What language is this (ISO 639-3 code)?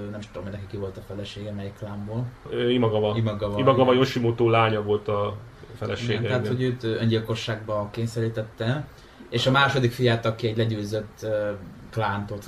hun